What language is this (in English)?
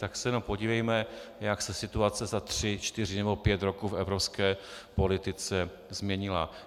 Czech